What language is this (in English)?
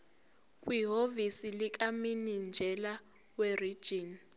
Zulu